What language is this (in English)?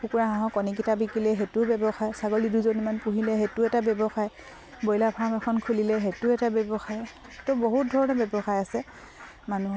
Assamese